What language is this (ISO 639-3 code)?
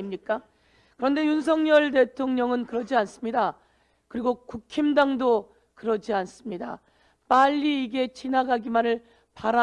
kor